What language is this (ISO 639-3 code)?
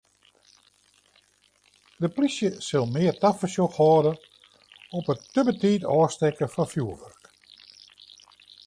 fry